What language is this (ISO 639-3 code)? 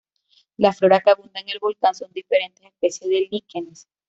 spa